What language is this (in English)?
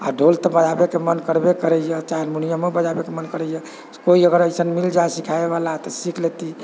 Maithili